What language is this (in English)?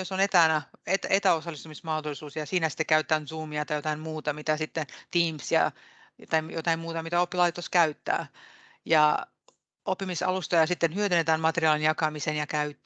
Finnish